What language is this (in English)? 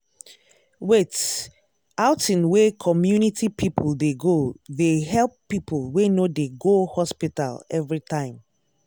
Nigerian Pidgin